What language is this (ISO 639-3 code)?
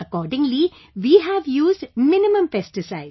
eng